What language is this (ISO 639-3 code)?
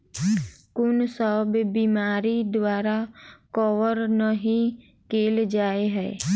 mai